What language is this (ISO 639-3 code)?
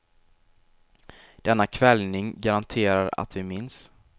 swe